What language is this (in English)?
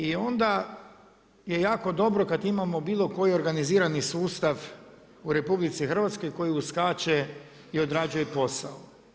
Croatian